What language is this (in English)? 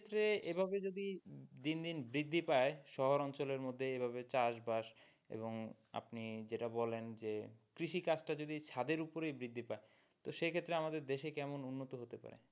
Bangla